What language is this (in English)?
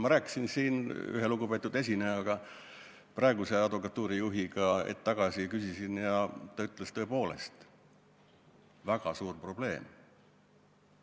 Estonian